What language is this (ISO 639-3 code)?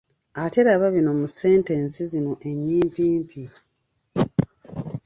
lug